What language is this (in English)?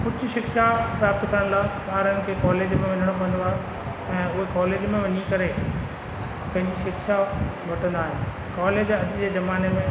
Sindhi